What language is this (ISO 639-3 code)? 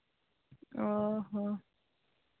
sat